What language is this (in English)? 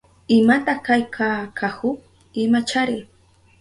Southern Pastaza Quechua